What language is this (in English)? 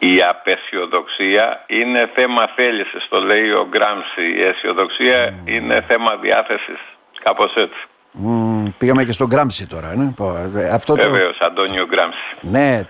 Greek